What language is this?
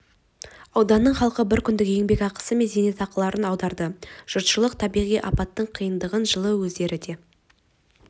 Kazakh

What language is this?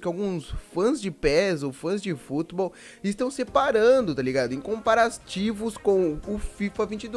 Portuguese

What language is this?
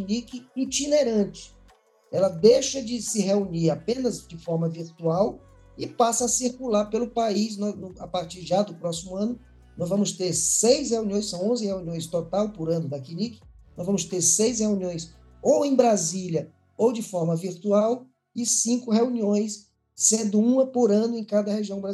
Portuguese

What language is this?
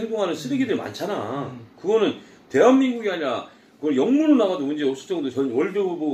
Korean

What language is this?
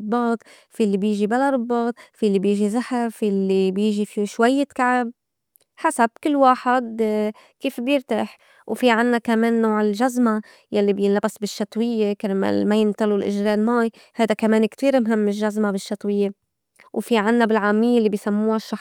North Levantine Arabic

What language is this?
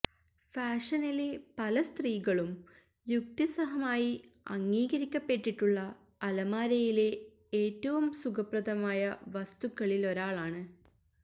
Malayalam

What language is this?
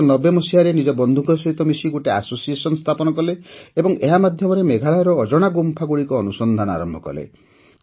Odia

